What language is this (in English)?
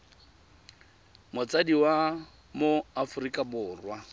Tswana